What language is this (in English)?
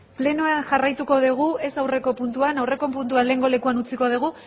Basque